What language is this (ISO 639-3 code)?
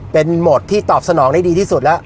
tha